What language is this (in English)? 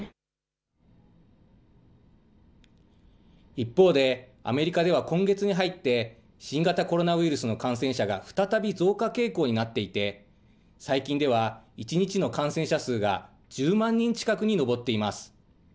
Japanese